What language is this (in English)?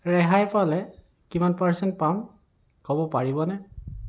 Assamese